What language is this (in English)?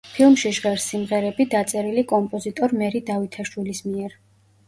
Georgian